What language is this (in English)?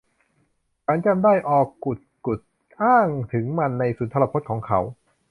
Thai